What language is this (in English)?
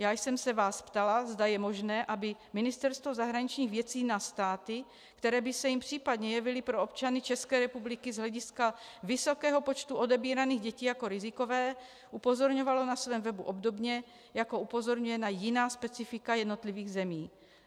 Czech